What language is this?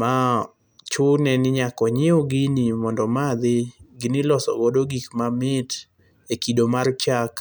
Luo (Kenya and Tanzania)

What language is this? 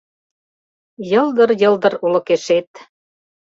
Mari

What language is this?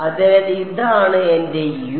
Malayalam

